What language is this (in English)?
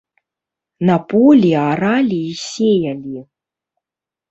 Belarusian